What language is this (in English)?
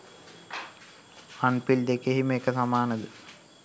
Sinhala